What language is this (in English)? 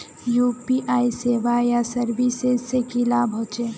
Magahi